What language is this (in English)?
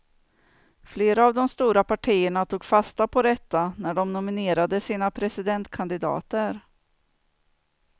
Swedish